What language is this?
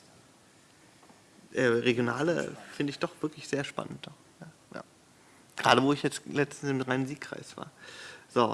German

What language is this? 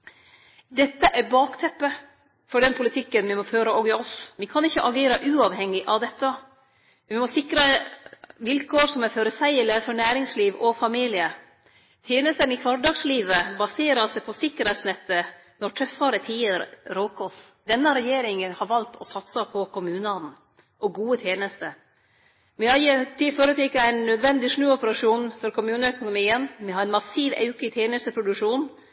Norwegian Nynorsk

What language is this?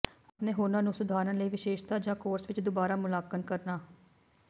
Punjabi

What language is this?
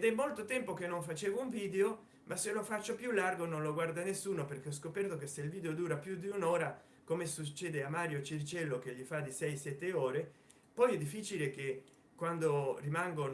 Italian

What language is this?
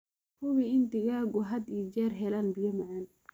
Somali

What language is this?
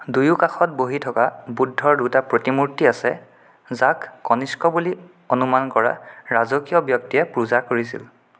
Assamese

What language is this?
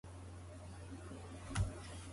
Japanese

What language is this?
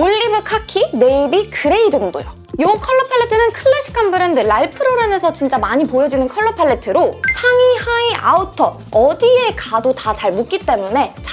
Korean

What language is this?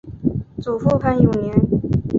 Chinese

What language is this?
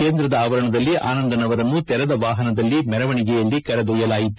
Kannada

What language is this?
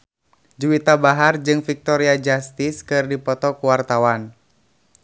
Sundanese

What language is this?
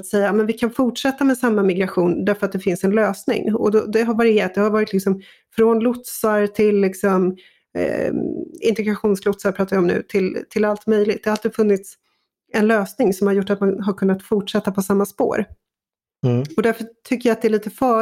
Swedish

